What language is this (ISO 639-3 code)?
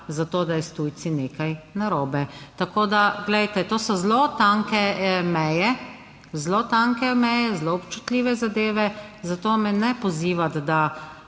slv